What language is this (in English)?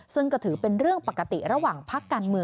Thai